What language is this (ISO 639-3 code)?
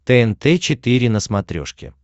rus